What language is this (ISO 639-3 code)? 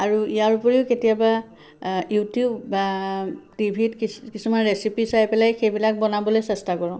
asm